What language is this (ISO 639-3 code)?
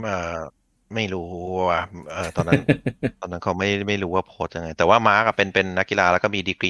tha